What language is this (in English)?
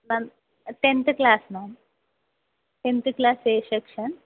Telugu